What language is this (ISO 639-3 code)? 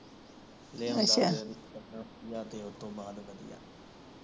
pan